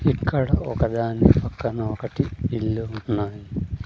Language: Telugu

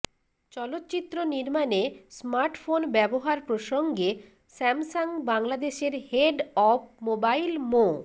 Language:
Bangla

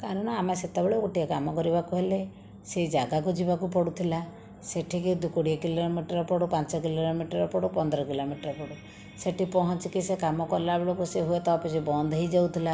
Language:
Odia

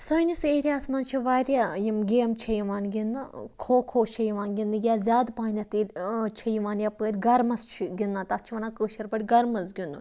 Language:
Kashmiri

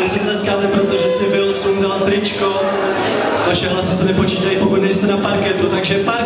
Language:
Czech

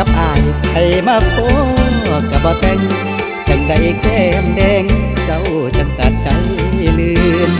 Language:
Thai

